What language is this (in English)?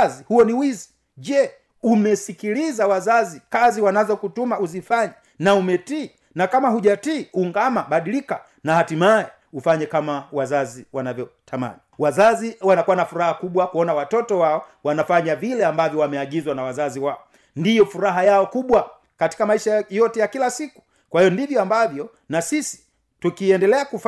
Swahili